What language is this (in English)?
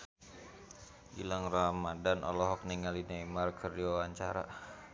Sundanese